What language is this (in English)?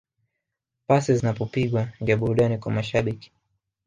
Swahili